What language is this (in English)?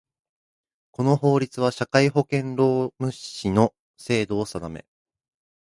Japanese